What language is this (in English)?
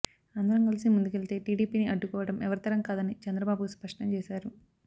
Telugu